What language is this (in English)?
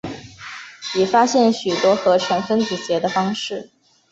Chinese